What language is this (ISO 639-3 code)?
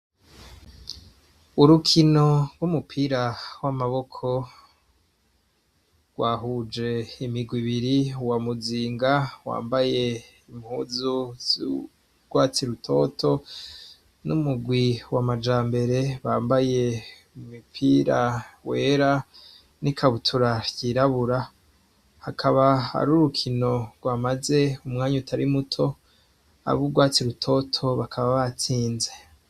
run